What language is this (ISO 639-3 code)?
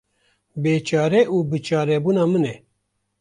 kur